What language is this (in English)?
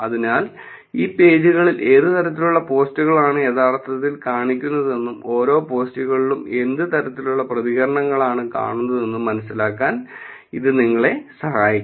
Malayalam